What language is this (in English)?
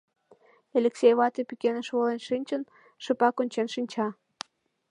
Mari